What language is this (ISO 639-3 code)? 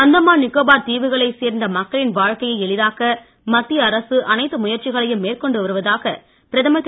tam